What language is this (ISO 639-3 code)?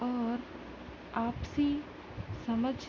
urd